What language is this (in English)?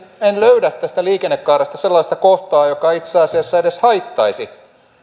Finnish